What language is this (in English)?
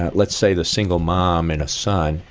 English